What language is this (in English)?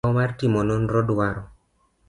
Luo (Kenya and Tanzania)